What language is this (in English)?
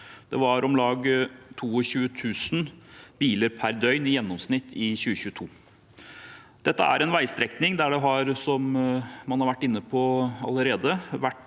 Norwegian